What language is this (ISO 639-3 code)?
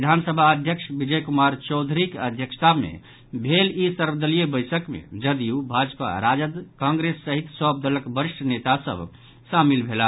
mai